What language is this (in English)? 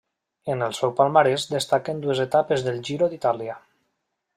Catalan